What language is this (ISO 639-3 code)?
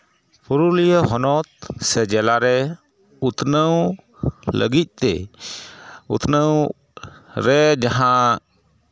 sat